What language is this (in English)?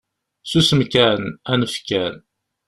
Kabyle